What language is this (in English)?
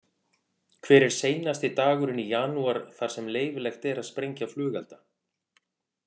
Icelandic